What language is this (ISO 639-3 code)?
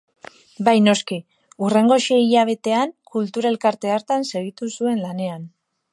eus